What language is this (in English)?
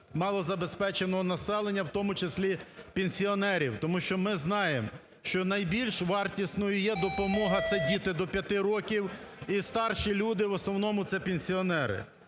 Ukrainian